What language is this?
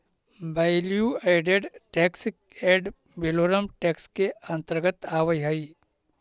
Magahi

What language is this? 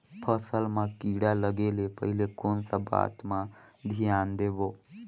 Chhattisgarhi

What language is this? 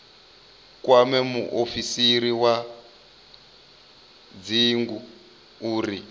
Venda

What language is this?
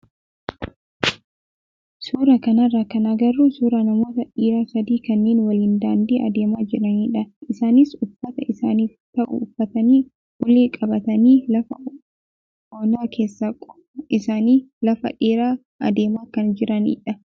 Oromo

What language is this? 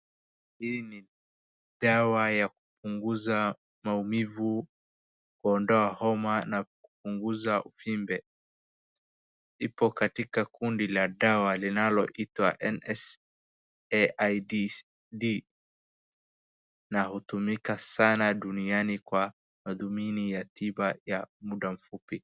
Swahili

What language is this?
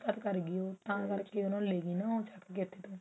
Punjabi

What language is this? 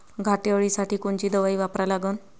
Marathi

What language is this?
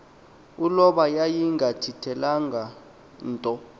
Xhosa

